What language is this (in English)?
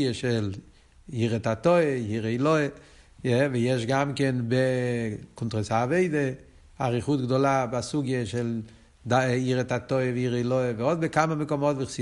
Hebrew